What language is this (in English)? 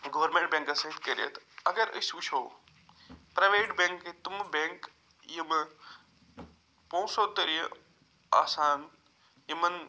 Kashmiri